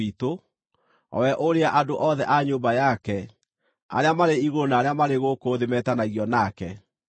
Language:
Kikuyu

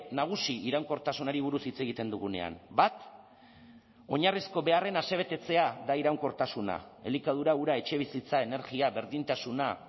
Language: Basque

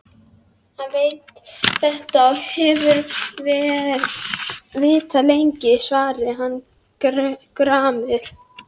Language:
Icelandic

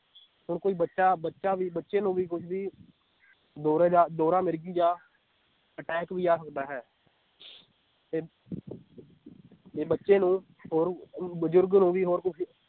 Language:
Punjabi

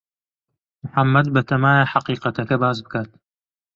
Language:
Central Kurdish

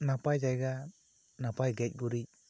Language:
Santali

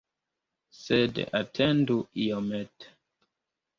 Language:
Esperanto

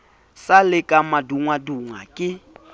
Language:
Southern Sotho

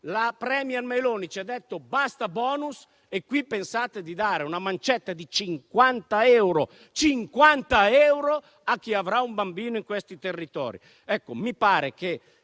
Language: Italian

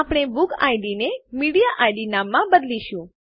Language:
Gujarati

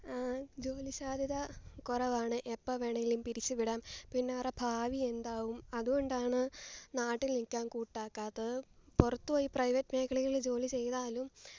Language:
Malayalam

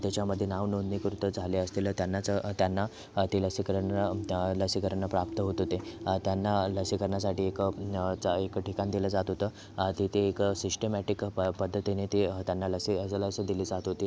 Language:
Marathi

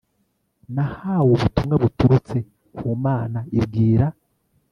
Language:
Kinyarwanda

